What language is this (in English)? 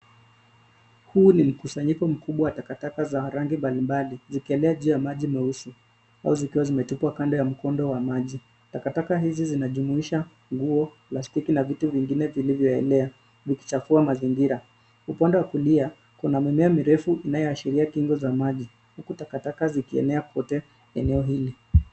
Swahili